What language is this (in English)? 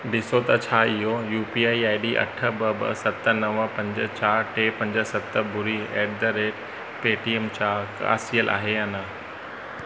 Sindhi